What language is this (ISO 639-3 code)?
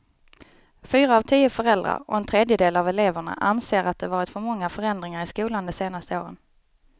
swe